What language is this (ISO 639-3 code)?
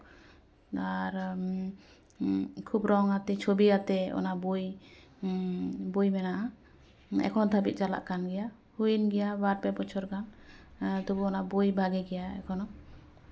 sat